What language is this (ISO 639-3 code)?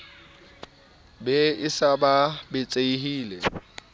sot